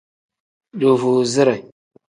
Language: Tem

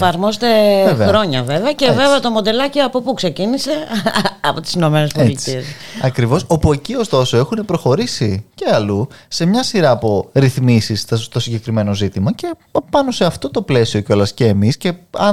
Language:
Greek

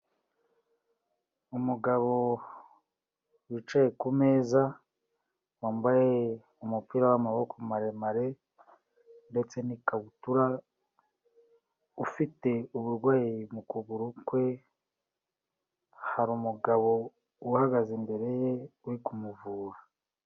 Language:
Kinyarwanda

